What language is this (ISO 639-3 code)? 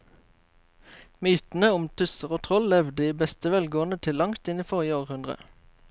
nor